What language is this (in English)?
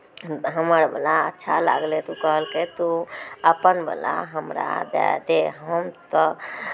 Maithili